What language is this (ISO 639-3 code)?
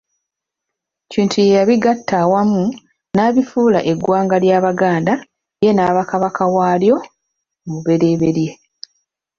lug